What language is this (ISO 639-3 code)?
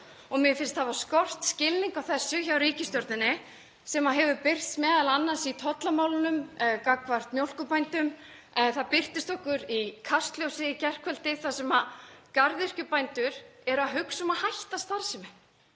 isl